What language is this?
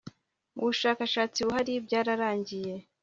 Kinyarwanda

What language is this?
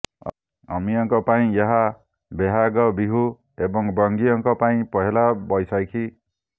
Odia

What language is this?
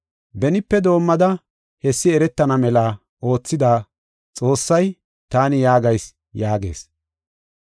Gofa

